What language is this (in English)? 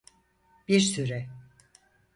Turkish